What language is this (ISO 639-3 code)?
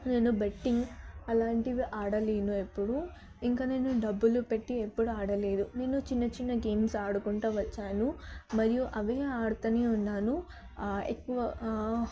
tel